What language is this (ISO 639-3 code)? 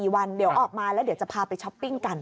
tha